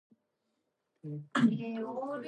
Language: English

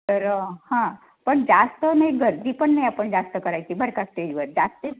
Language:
Marathi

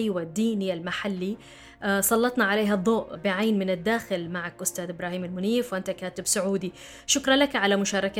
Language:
Arabic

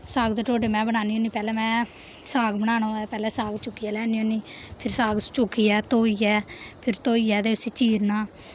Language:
Dogri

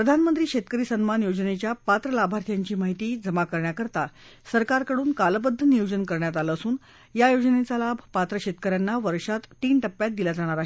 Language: Marathi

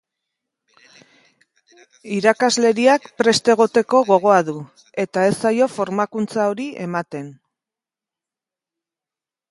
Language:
Basque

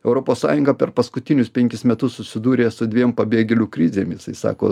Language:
Lithuanian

